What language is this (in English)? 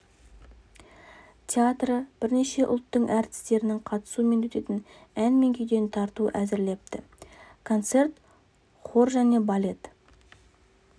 Kazakh